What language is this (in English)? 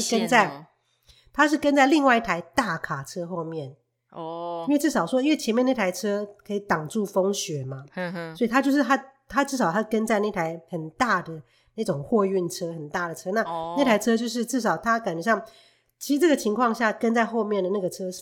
Chinese